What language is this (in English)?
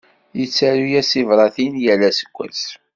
Kabyle